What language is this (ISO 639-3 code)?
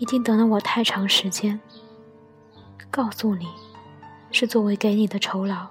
zho